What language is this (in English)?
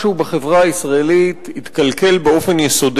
Hebrew